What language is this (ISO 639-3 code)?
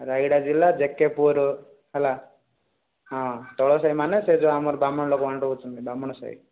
ori